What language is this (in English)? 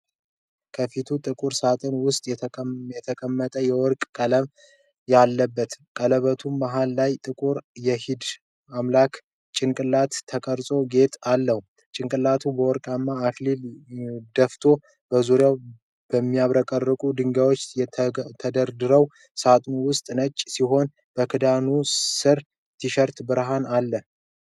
Amharic